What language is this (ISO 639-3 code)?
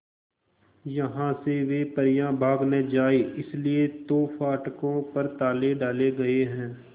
hin